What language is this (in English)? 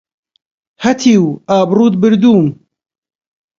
Central Kurdish